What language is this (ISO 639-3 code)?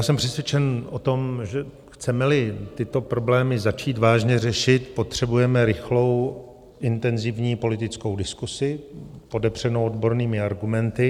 ces